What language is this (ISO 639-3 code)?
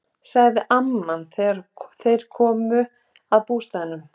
isl